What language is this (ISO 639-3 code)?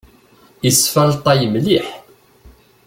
kab